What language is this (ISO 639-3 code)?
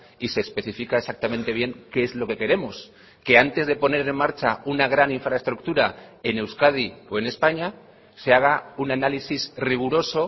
spa